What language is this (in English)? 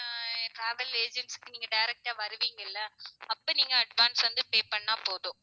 Tamil